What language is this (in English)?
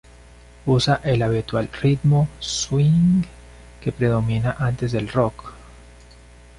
Spanish